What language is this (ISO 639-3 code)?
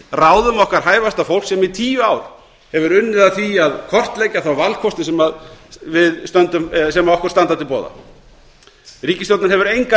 isl